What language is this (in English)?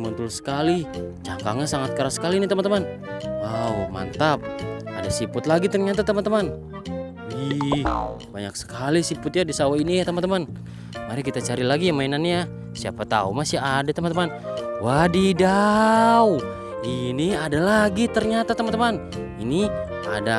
Indonesian